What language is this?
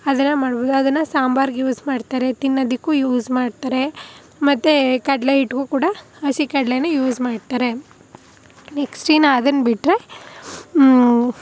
Kannada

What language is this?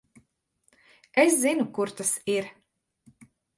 Latvian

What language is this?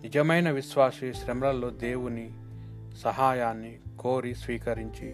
Telugu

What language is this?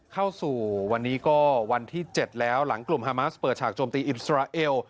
Thai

